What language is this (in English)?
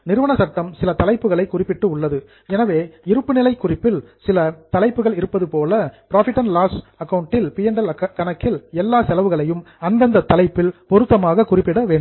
Tamil